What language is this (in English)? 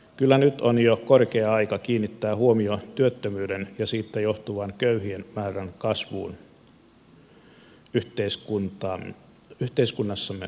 Finnish